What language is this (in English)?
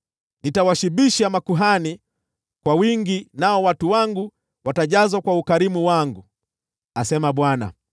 Swahili